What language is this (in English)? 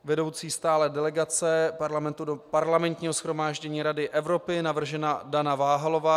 Czech